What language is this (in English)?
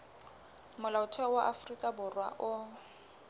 Southern Sotho